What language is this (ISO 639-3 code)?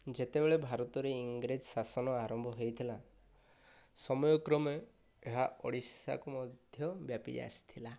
ori